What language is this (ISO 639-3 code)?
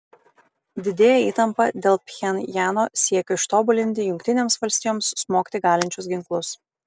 lit